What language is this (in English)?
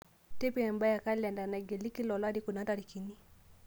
Masai